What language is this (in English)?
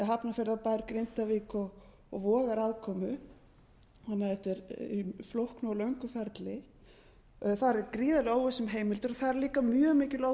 Icelandic